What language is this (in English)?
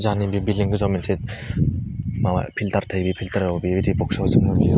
Bodo